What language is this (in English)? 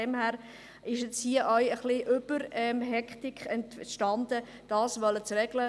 Swiss German